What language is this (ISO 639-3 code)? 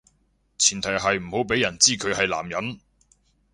yue